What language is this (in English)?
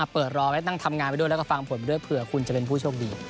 Thai